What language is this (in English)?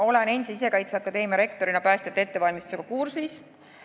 Estonian